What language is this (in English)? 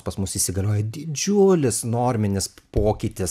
Lithuanian